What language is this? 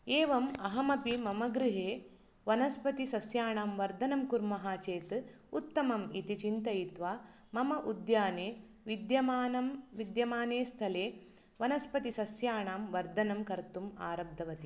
Sanskrit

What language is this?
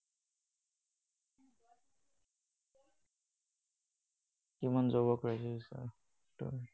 Assamese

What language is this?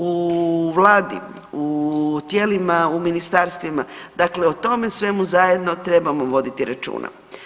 Croatian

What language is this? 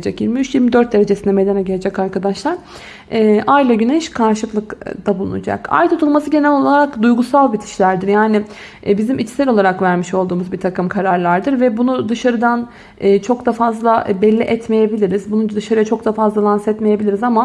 Turkish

